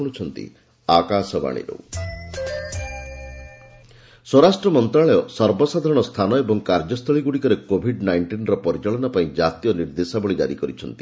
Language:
Odia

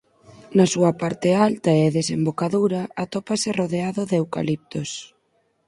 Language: Galician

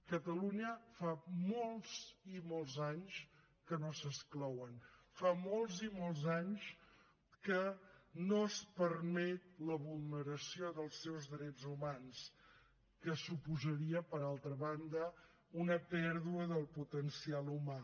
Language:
Catalan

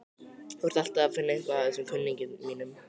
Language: Icelandic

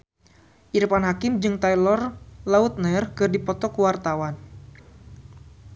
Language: Sundanese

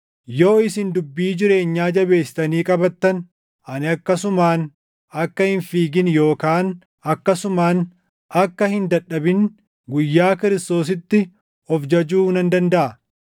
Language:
Oromo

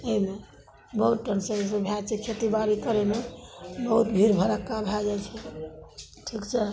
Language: Maithili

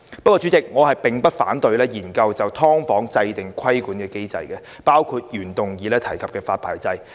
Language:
Cantonese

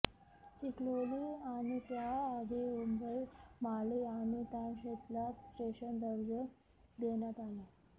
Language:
Marathi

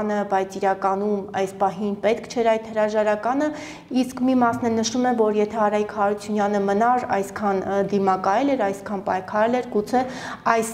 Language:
Turkish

